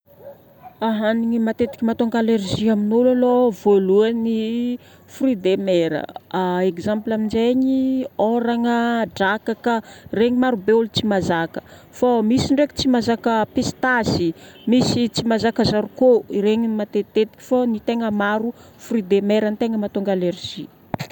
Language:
Northern Betsimisaraka Malagasy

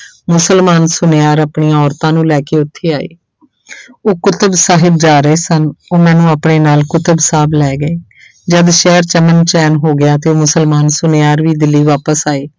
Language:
Punjabi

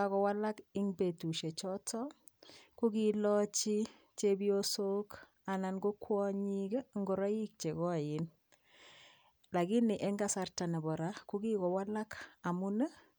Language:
Kalenjin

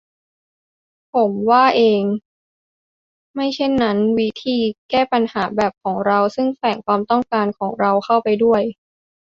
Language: Thai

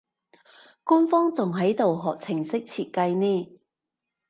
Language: Cantonese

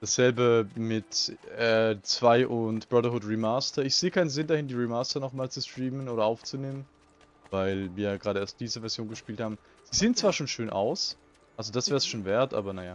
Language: German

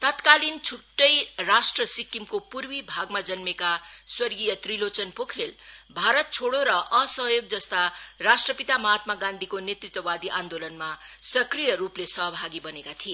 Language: Nepali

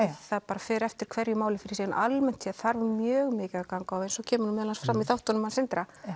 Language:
Icelandic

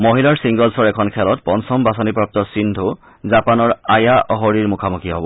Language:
Assamese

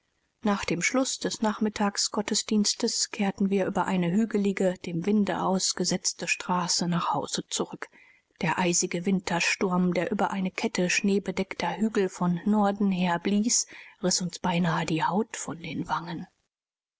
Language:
German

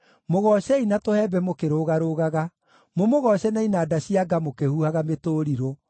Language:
Kikuyu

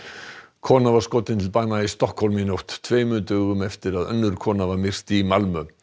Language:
Icelandic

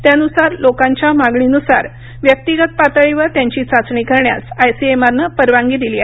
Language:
Marathi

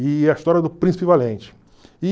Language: Portuguese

